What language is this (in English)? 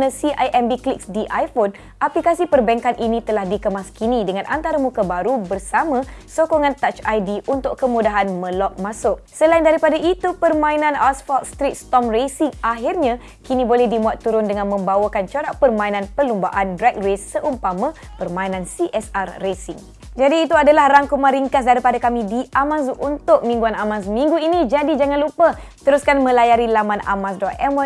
Malay